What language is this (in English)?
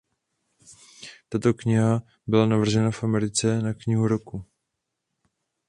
Czech